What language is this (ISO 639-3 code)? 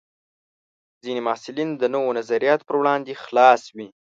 pus